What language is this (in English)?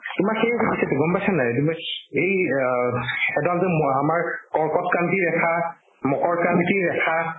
Assamese